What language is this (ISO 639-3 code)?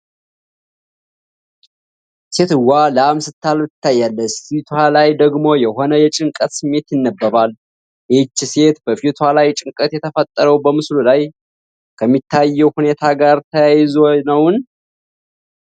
amh